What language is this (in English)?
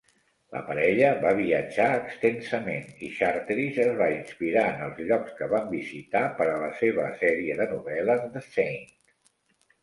Catalan